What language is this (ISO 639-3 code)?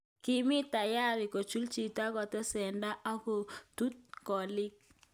kln